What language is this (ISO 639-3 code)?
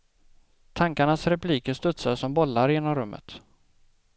swe